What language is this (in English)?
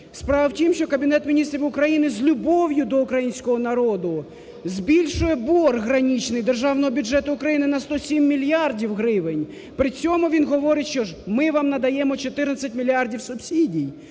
Ukrainian